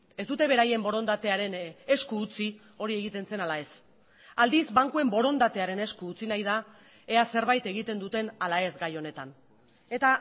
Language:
Basque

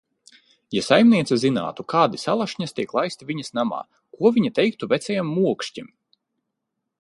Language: Latvian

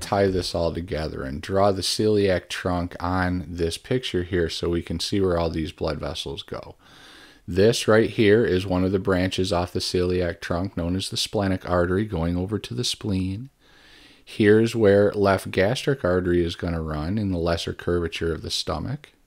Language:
English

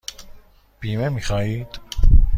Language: Persian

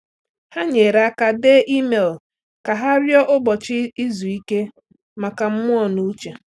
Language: Igbo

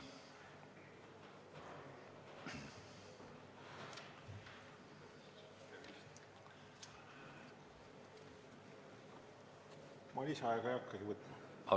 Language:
Estonian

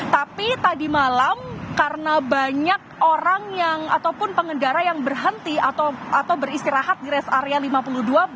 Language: Indonesian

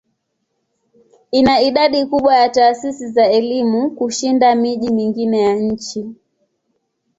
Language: Swahili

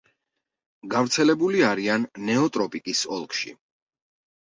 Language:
Georgian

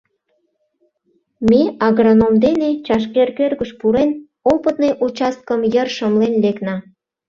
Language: Mari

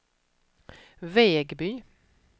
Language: Swedish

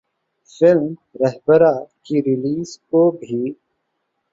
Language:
Urdu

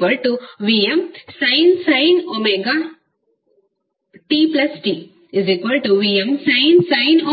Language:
Kannada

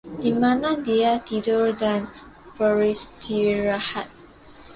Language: Indonesian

